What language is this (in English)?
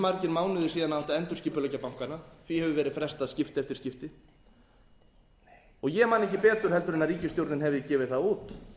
Icelandic